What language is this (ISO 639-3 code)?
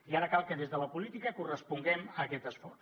cat